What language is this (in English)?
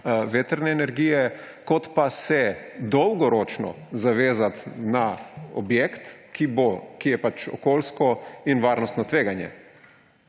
Slovenian